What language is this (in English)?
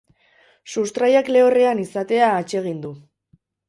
Basque